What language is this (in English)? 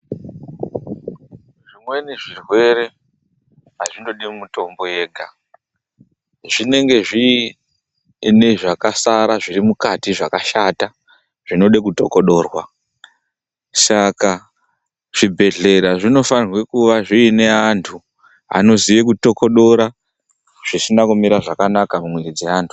Ndau